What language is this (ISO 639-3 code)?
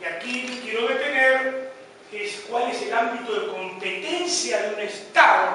spa